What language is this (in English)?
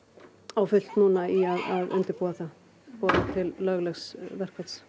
Icelandic